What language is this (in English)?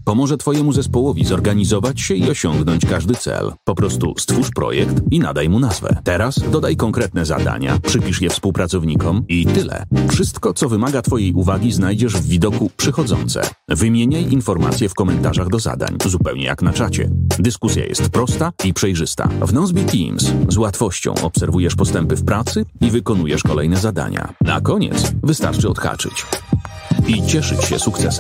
Polish